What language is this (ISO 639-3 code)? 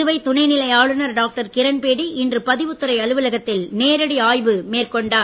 tam